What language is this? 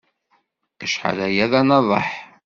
Kabyle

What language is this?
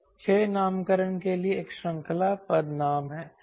Hindi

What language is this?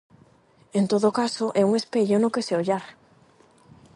Galician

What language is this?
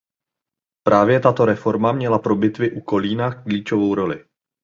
Czech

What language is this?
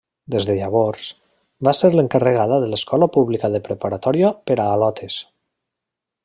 Catalan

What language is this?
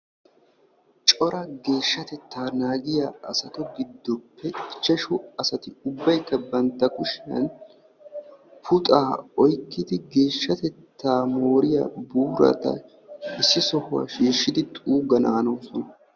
Wolaytta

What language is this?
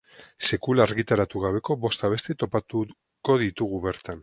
Basque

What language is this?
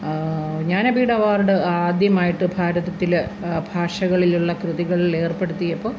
Malayalam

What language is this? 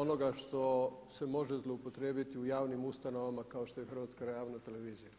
Croatian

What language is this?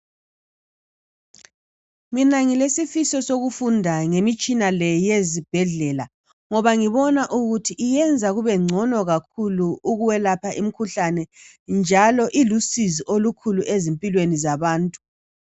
North Ndebele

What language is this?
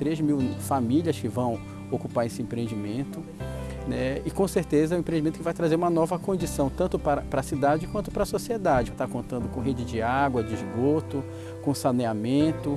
Portuguese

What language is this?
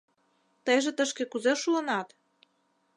Mari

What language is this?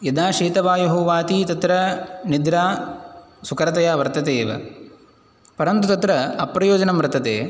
Sanskrit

